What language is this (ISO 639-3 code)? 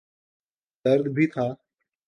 urd